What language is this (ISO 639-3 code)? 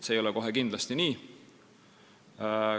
est